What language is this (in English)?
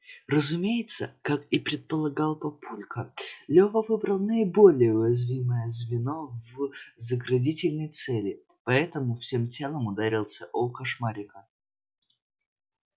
Russian